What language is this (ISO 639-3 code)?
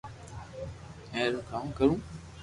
lrk